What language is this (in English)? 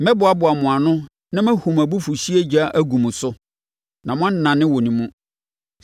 Akan